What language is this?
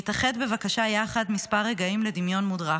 Hebrew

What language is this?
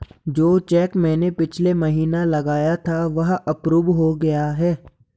Hindi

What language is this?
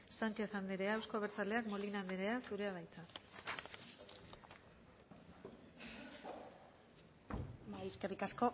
Basque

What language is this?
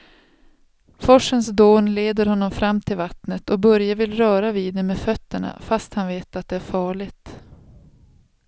Swedish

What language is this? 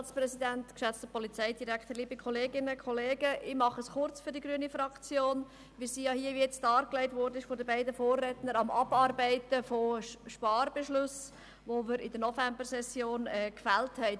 Swiss German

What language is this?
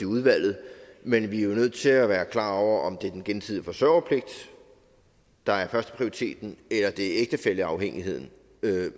Danish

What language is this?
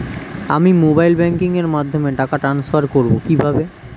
Bangla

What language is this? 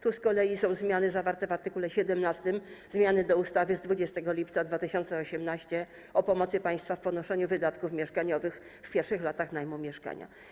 Polish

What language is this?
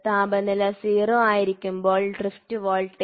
Malayalam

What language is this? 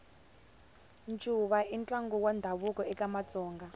Tsonga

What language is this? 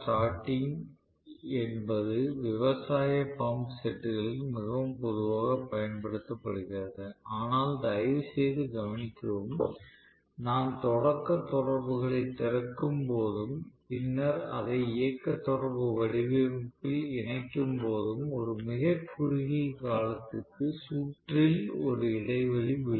Tamil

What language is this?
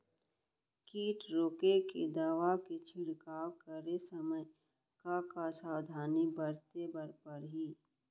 Chhattisgarhi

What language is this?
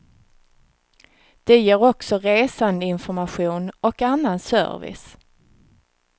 Swedish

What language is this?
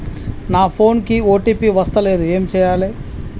Telugu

